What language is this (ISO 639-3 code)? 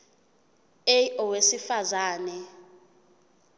zul